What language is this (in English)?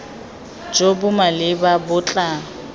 Tswana